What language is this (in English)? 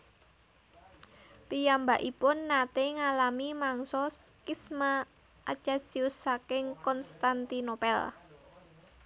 Javanese